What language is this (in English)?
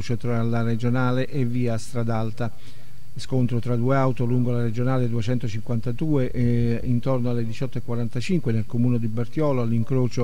Italian